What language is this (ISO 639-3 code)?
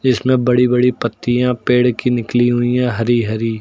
hin